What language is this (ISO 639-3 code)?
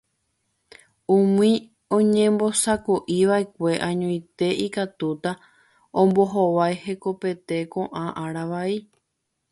grn